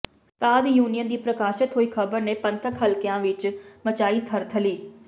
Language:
Punjabi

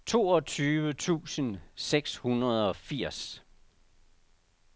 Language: Danish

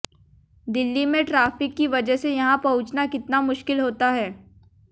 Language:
Hindi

